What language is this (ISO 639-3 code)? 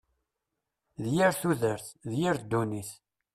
kab